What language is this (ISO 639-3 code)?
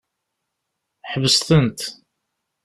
kab